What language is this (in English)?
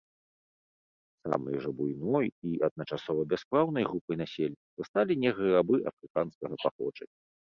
Belarusian